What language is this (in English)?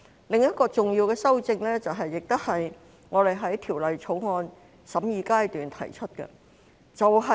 Cantonese